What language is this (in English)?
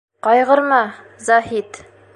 Bashkir